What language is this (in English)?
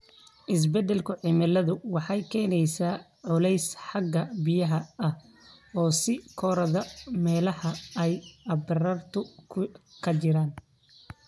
Somali